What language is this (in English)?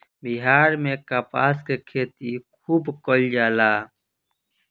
Bhojpuri